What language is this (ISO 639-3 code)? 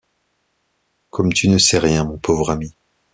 fra